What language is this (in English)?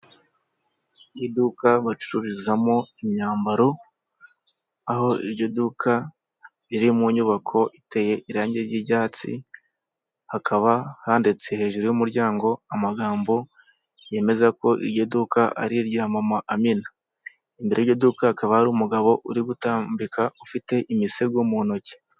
Kinyarwanda